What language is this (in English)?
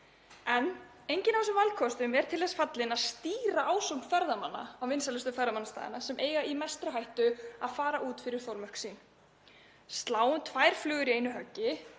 Icelandic